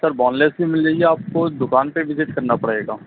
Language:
Urdu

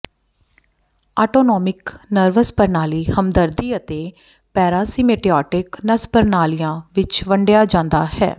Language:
Punjabi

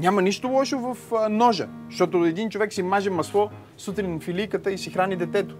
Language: Bulgarian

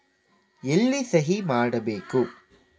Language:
Kannada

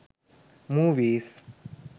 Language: Sinhala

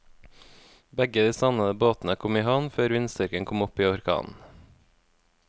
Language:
Norwegian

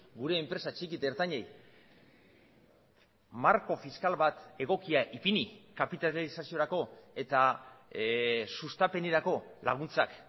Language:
Basque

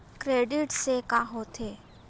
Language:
Chhattisgarhi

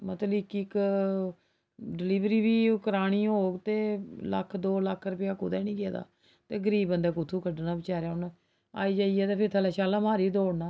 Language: Dogri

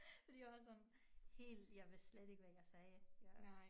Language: Danish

